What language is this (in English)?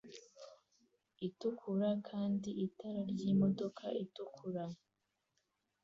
Kinyarwanda